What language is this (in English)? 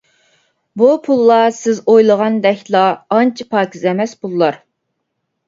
Uyghur